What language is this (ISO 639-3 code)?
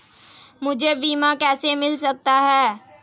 hin